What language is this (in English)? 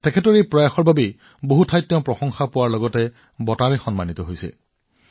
Assamese